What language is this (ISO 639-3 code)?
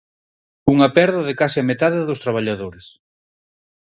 glg